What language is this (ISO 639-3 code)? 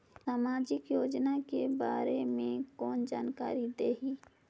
hne